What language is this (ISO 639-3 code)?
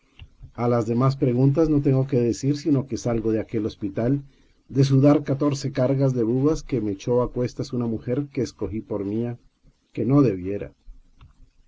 spa